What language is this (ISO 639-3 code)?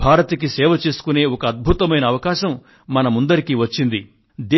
tel